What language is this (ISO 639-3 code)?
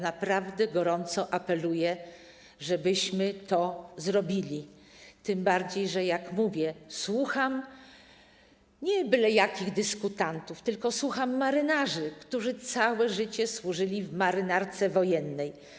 pol